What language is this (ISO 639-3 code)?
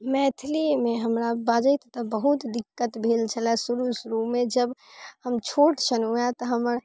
mai